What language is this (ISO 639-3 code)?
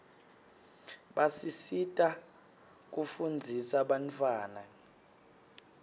ssw